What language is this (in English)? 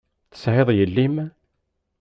Kabyle